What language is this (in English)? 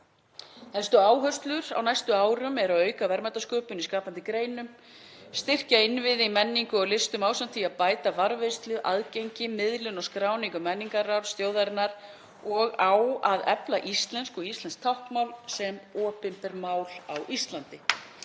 Icelandic